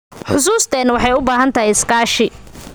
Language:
Somali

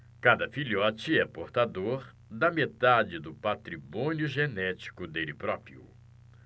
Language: Portuguese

